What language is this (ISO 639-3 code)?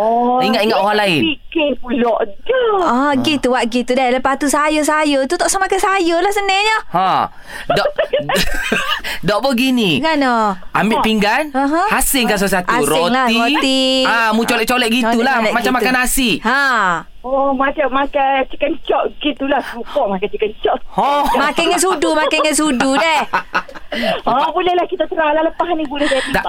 msa